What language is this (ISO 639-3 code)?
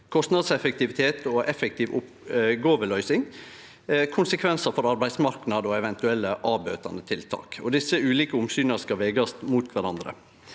nor